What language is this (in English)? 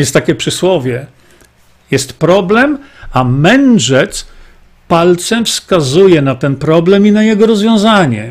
Polish